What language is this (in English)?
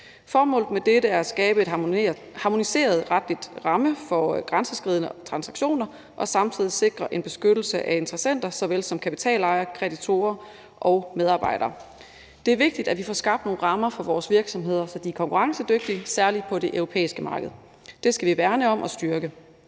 Danish